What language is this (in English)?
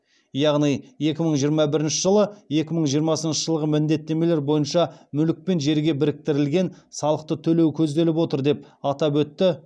Kazakh